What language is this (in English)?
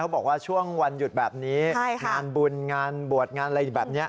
Thai